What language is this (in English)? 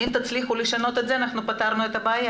Hebrew